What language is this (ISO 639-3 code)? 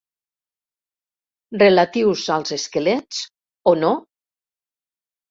cat